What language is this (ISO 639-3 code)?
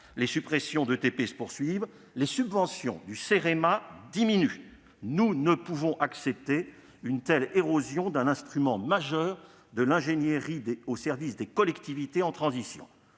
fra